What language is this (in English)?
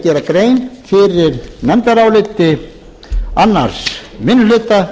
Icelandic